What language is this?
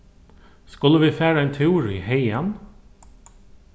Faroese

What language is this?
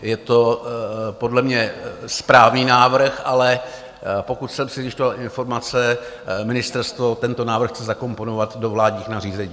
Czech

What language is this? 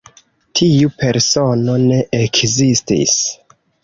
Esperanto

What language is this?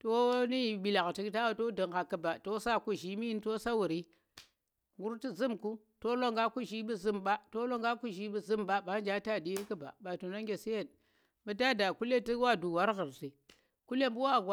Tera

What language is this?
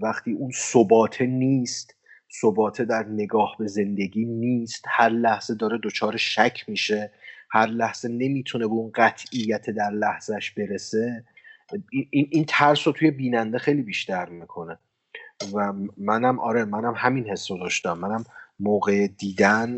Persian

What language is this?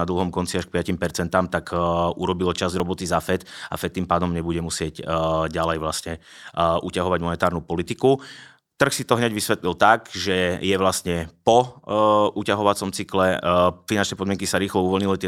Czech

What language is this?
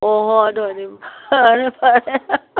Manipuri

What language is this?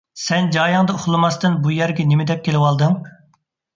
Uyghur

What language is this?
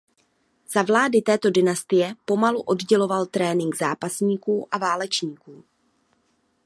Czech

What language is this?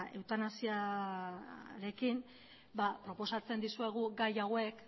Basque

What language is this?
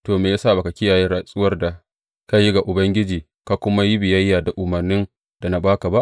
Hausa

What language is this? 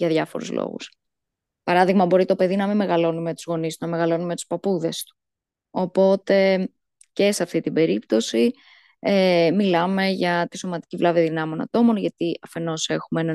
Greek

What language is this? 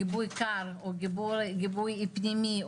Hebrew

